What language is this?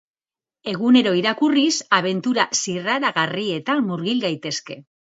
Basque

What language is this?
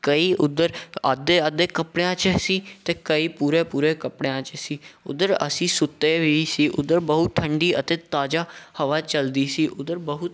Punjabi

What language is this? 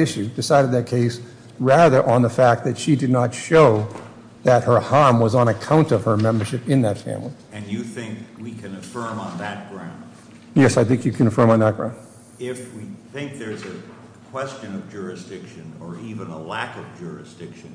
English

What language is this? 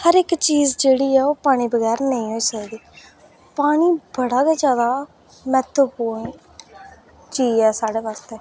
Dogri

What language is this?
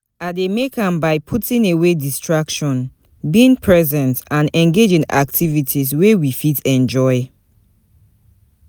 Nigerian Pidgin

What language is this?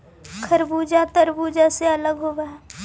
Magahi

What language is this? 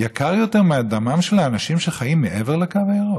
Hebrew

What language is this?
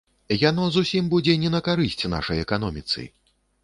Belarusian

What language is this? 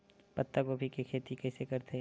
Chhattisgarhi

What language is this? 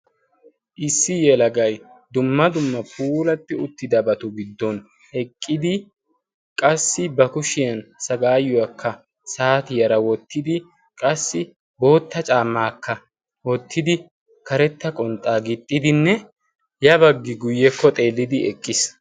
Wolaytta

